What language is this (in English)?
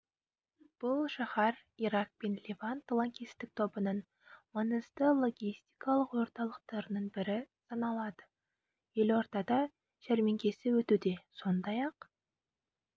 Kazakh